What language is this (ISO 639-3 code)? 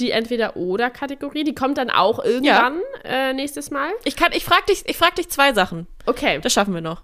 deu